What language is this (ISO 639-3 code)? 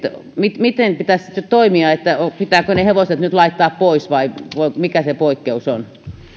fin